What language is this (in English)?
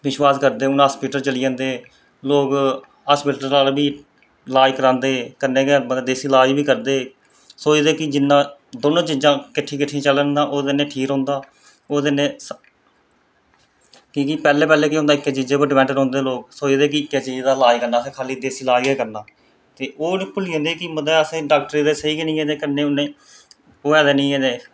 Dogri